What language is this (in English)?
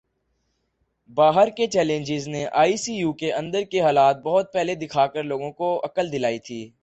Urdu